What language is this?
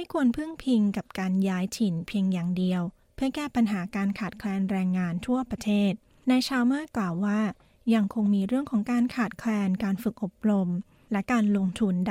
Thai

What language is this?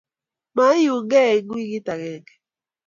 Kalenjin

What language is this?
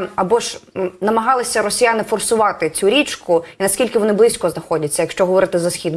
Ukrainian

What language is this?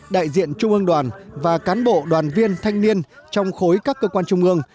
Vietnamese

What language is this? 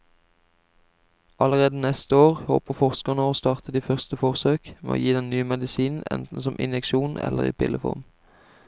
Norwegian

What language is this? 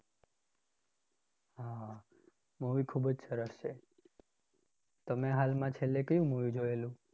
Gujarati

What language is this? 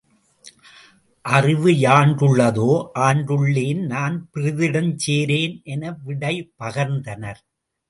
Tamil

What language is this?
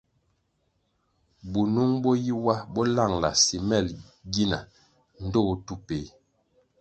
Kwasio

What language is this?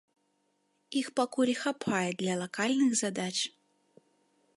Belarusian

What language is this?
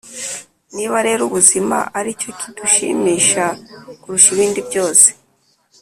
Kinyarwanda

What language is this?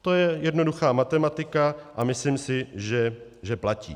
Czech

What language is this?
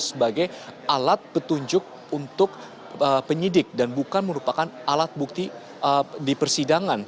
Indonesian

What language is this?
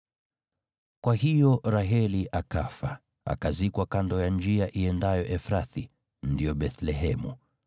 Swahili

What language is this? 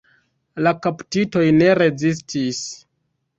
Esperanto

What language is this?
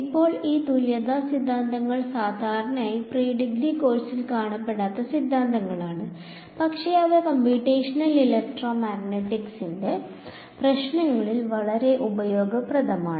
Malayalam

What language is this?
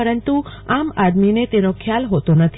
Gujarati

